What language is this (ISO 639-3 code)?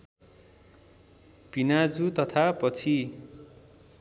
nep